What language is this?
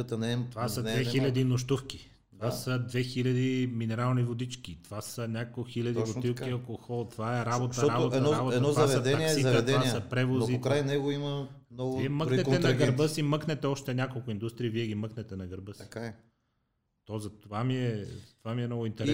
Bulgarian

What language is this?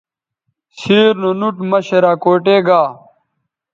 Bateri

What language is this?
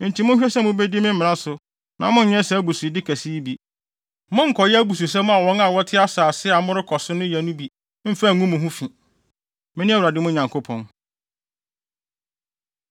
Akan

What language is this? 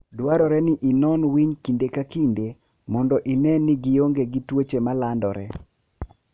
Luo (Kenya and Tanzania)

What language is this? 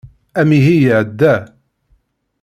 Kabyle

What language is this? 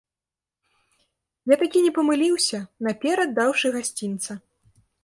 Belarusian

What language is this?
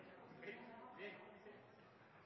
Norwegian Nynorsk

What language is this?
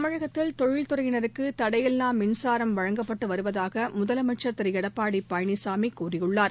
Tamil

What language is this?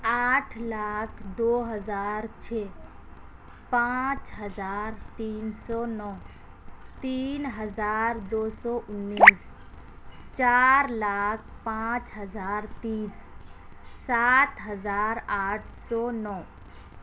Urdu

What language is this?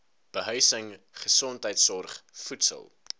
Afrikaans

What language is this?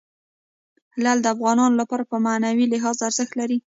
Pashto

